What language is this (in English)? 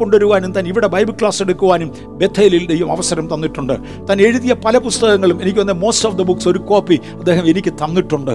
Malayalam